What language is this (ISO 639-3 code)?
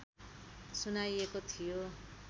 nep